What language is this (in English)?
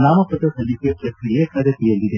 Kannada